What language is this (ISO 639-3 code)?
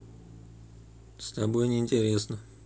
rus